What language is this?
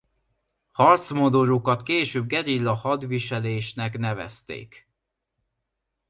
Hungarian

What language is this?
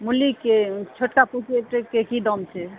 Maithili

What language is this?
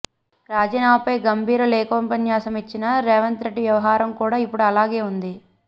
Telugu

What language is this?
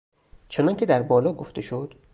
Persian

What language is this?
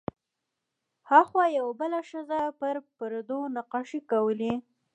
Pashto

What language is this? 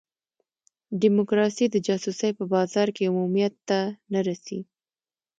Pashto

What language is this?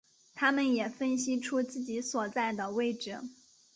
Chinese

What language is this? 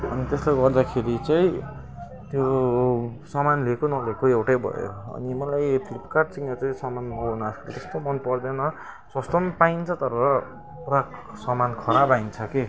Nepali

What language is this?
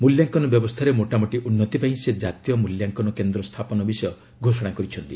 Odia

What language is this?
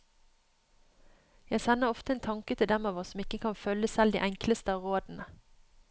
Norwegian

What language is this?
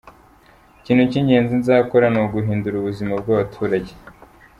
Kinyarwanda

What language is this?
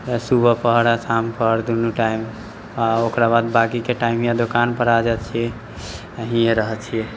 Maithili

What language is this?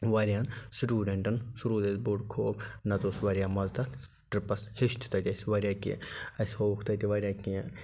Kashmiri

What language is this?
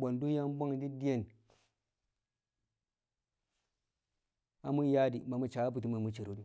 Kamo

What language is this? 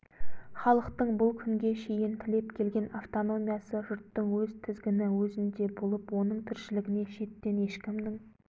Kazakh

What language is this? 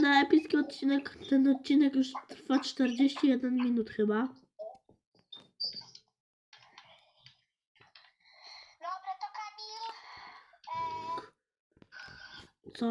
Polish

